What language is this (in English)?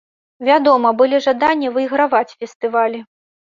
Belarusian